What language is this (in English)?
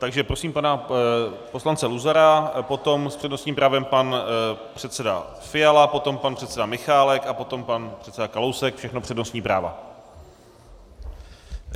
Czech